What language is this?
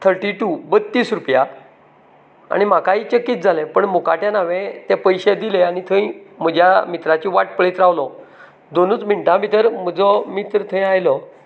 Konkani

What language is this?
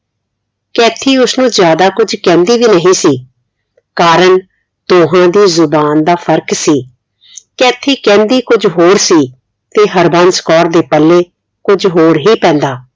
Punjabi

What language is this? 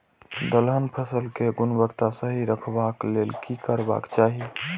Maithili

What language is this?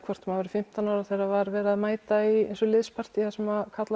Icelandic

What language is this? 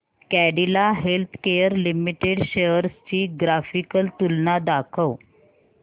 Marathi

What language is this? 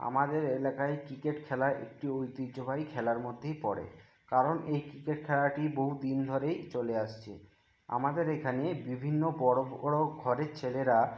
Bangla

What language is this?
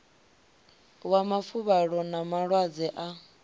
Venda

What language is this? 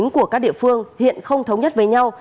Vietnamese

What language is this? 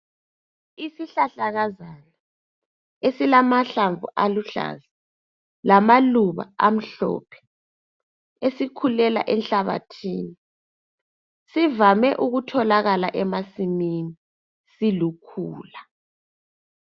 North Ndebele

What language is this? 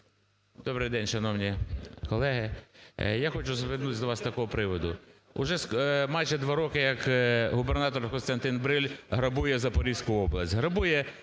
Ukrainian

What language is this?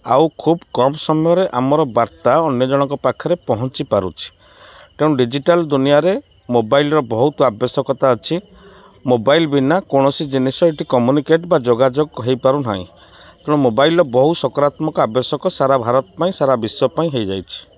Odia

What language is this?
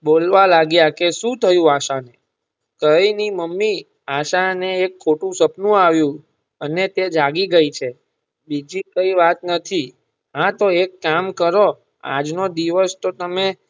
Gujarati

